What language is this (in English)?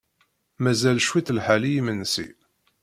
Kabyle